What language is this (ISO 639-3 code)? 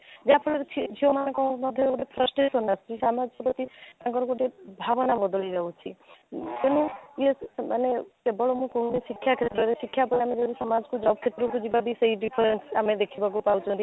ori